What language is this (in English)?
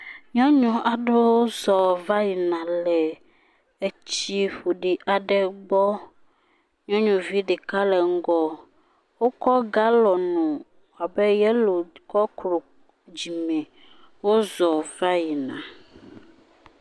Ewe